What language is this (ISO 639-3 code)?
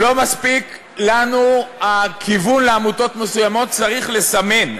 heb